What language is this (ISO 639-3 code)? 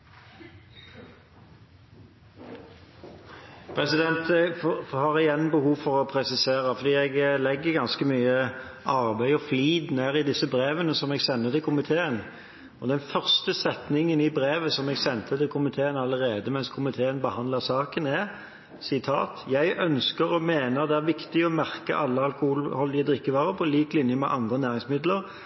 nor